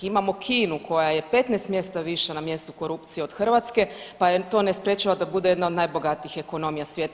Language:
Croatian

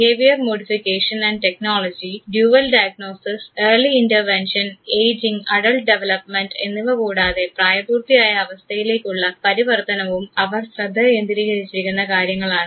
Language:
Malayalam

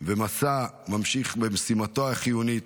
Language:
Hebrew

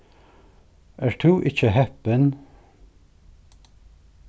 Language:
Faroese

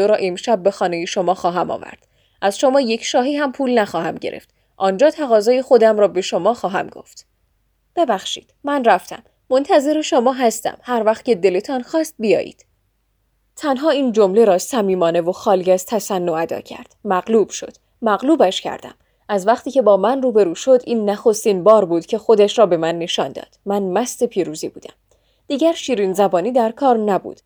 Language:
Persian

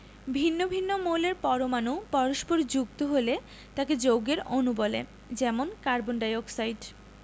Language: Bangla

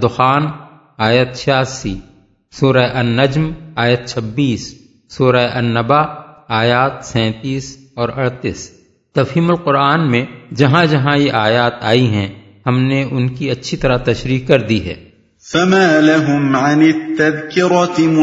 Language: Urdu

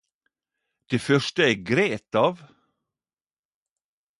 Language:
Norwegian Nynorsk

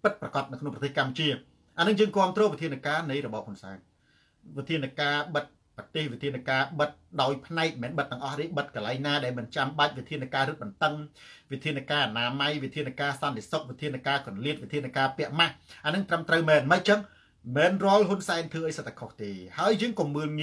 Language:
Thai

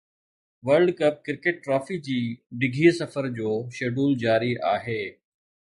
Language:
Sindhi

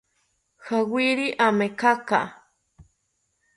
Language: South Ucayali Ashéninka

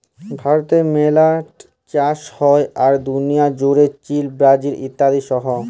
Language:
Bangla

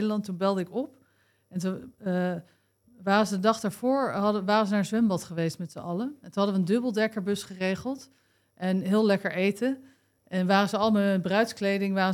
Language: Dutch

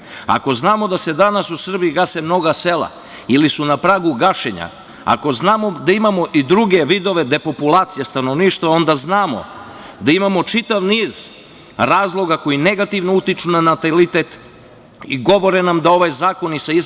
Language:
Serbian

